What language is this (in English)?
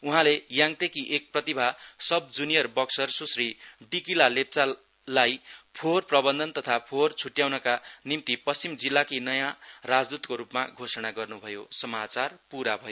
Nepali